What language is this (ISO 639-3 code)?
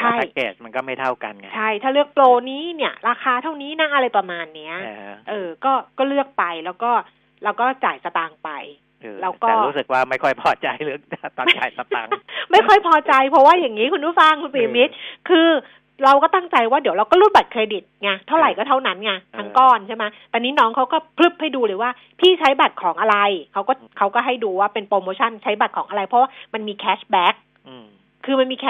tha